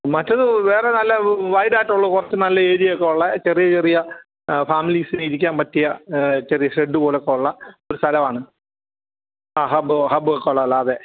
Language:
Malayalam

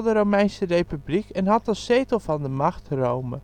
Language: Dutch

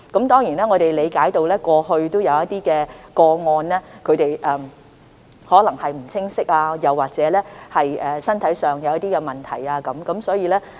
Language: Cantonese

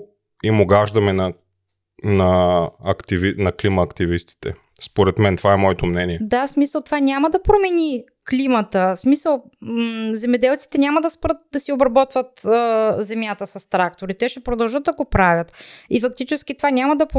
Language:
Bulgarian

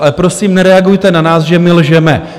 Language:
Czech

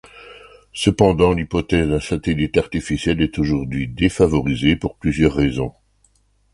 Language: French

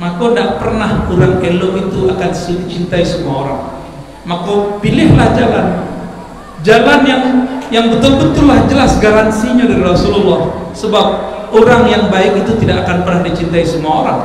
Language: Indonesian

